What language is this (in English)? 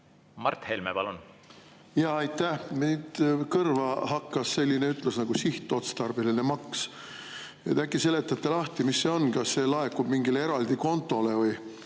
Estonian